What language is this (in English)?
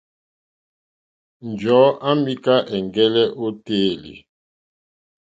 Mokpwe